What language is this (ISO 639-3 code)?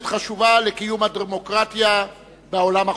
heb